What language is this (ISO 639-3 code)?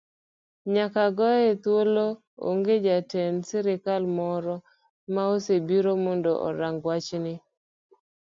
luo